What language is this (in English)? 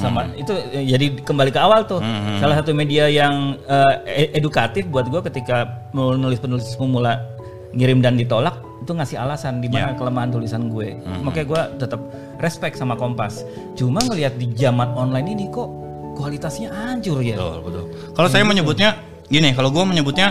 Indonesian